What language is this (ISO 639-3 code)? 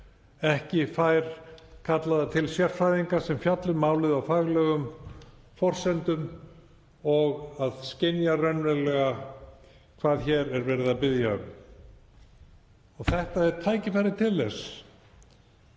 isl